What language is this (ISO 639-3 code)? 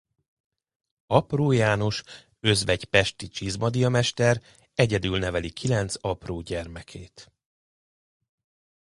hun